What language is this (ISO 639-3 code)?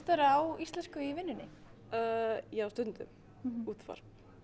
isl